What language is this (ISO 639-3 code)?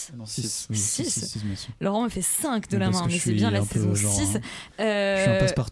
fra